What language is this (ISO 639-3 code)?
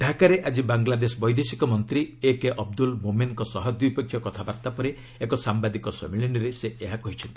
ori